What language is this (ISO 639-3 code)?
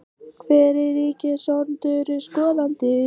isl